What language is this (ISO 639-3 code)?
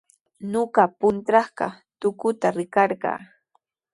qws